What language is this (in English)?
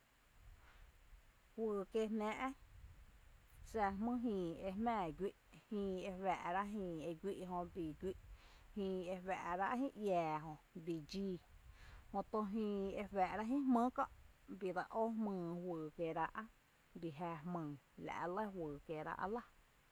Tepinapa Chinantec